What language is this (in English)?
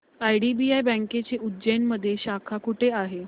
Marathi